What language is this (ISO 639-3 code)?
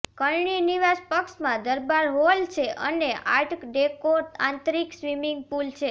guj